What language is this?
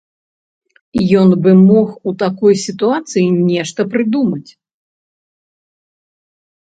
Belarusian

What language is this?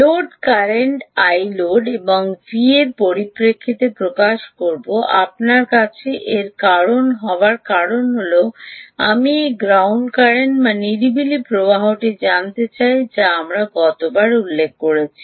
Bangla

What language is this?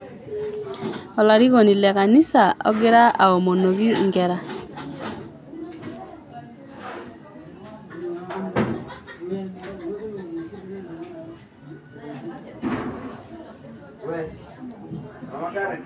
Masai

